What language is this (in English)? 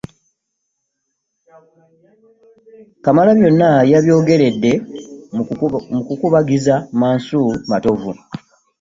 Ganda